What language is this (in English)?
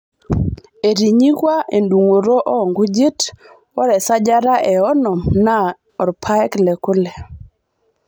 Masai